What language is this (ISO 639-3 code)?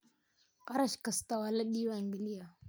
som